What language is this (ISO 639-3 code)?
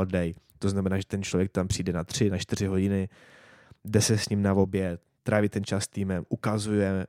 ces